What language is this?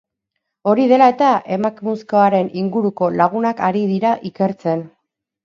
Basque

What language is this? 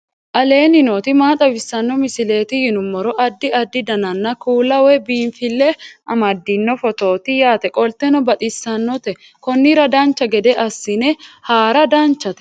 Sidamo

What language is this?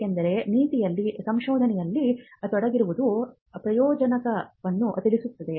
Kannada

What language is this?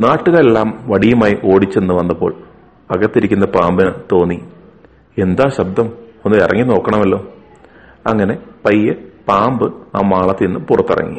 Malayalam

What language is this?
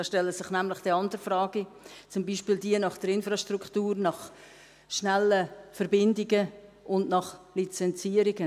Swiss German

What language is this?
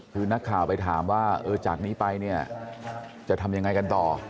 Thai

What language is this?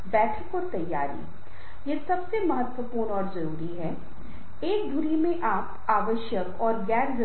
Hindi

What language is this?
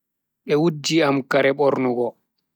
Bagirmi Fulfulde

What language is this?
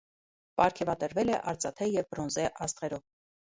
Armenian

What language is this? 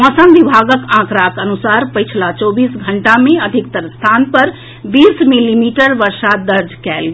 Maithili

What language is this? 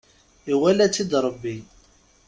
Kabyle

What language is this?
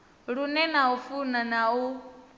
Venda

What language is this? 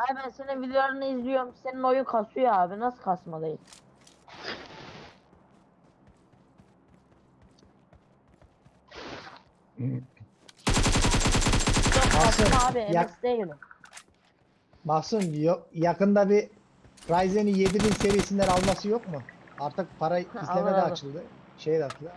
Turkish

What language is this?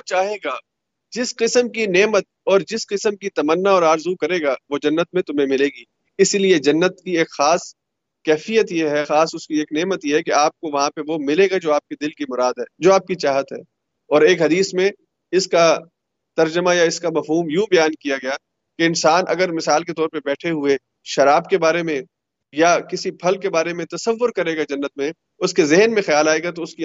Urdu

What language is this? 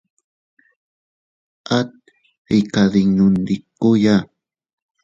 Teutila Cuicatec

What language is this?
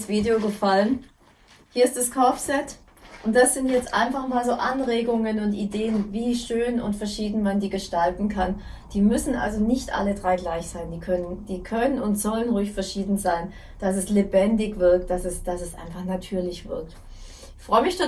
German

